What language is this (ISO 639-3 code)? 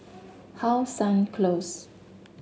eng